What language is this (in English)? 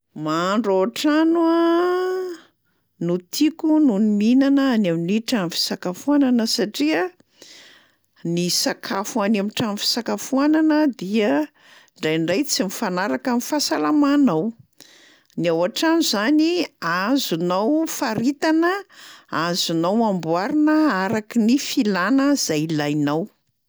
Malagasy